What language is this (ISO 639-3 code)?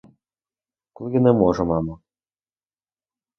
ukr